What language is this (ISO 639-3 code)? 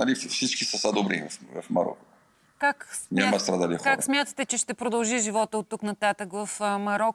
bul